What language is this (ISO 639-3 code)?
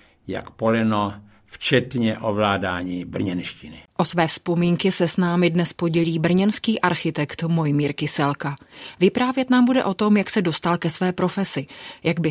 ces